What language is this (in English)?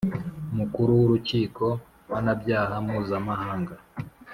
Kinyarwanda